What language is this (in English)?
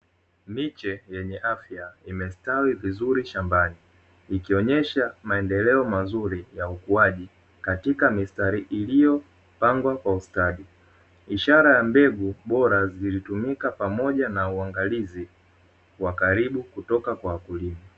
Swahili